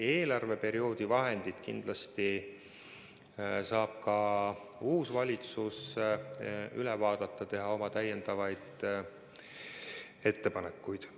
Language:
Estonian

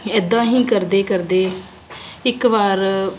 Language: Punjabi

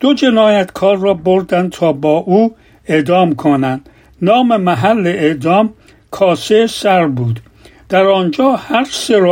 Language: Persian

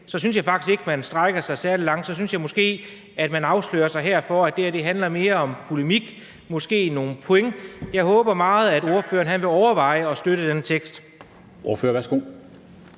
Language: Danish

